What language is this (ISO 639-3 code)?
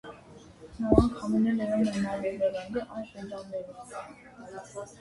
hye